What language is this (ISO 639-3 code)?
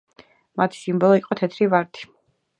kat